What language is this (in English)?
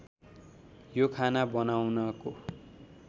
Nepali